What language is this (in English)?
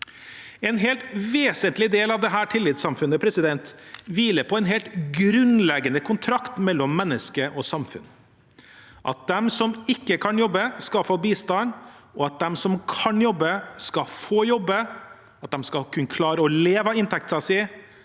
Norwegian